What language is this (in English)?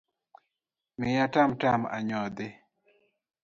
Luo (Kenya and Tanzania)